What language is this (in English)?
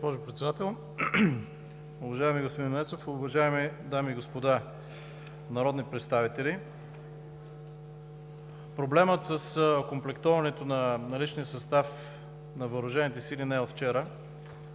Bulgarian